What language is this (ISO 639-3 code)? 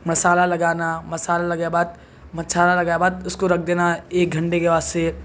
urd